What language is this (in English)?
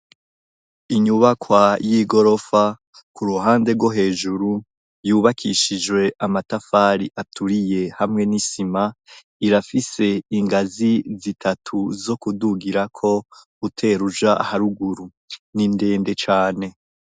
Rundi